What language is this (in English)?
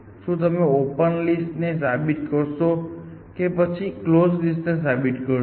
Gujarati